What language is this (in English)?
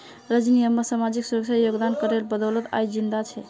Magahi